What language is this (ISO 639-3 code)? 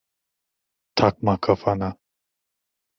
tur